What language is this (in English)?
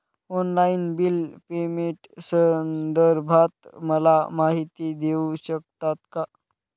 Marathi